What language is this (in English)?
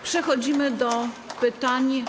Polish